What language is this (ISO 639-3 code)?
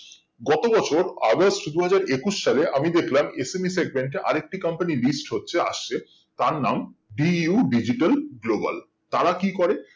ben